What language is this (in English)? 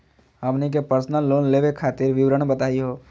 Magahi